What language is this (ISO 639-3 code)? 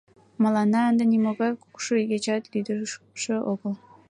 chm